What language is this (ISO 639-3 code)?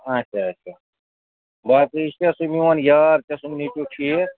kas